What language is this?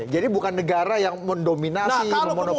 Indonesian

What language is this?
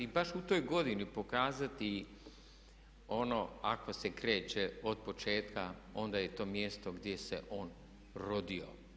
Croatian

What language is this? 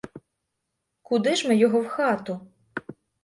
Ukrainian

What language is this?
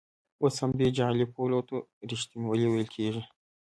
Pashto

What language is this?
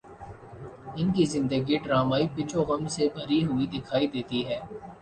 Urdu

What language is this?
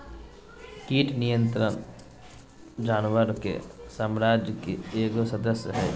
Magahi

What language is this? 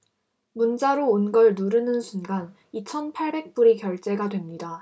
Korean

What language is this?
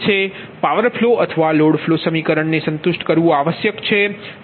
Gujarati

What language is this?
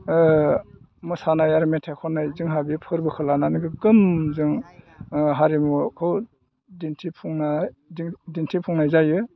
Bodo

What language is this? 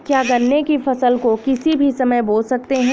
Hindi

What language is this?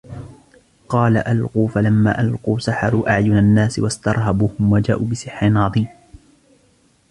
Arabic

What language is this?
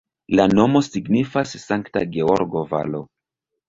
Esperanto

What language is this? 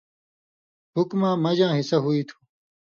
Indus Kohistani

